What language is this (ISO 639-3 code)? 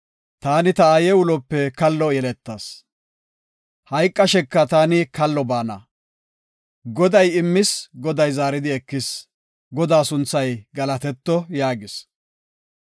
gof